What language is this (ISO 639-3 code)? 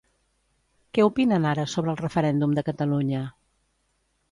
cat